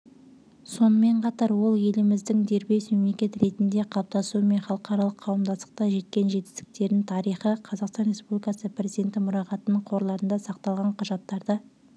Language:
Kazakh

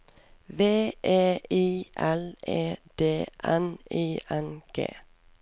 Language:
Norwegian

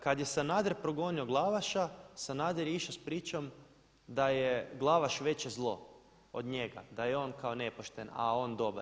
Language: Croatian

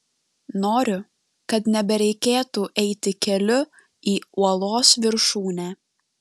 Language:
Lithuanian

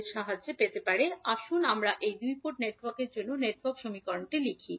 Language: Bangla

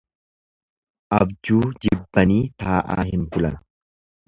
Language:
Oromo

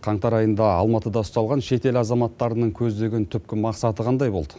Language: Kazakh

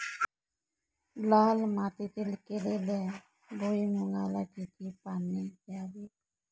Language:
Marathi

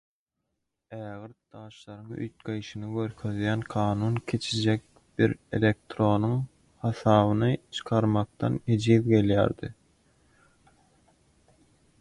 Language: Turkmen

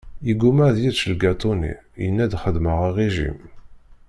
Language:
Kabyle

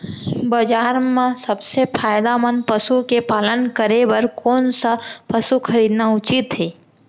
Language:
Chhattisgarhi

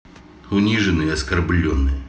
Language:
Russian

